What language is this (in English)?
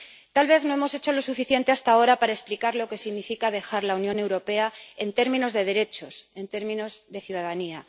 Spanish